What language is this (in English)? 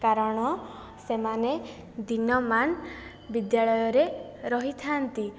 Odia